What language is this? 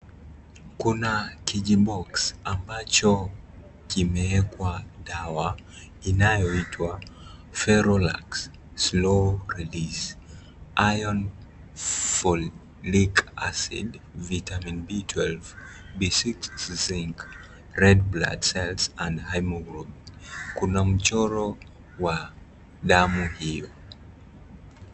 Swahili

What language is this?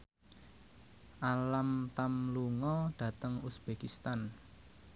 Javanese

